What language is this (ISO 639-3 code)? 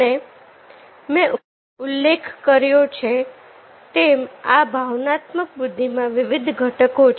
guj